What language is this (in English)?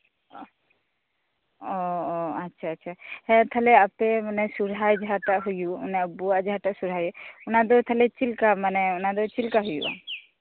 Santali